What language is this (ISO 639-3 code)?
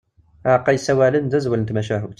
kab